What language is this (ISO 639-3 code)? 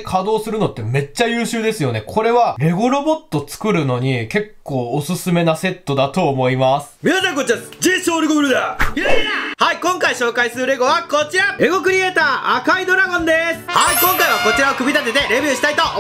jpn